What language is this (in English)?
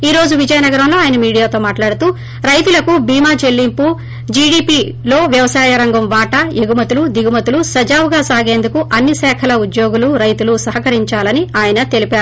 Telugu